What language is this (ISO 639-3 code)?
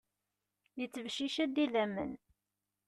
kab